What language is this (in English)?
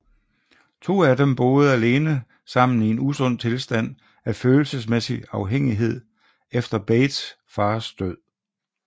Danish